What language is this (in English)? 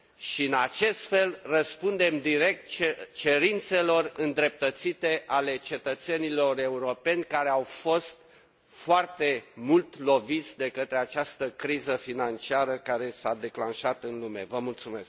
Romanian